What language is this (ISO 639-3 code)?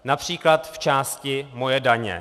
ces